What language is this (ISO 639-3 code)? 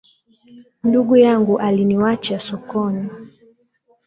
swa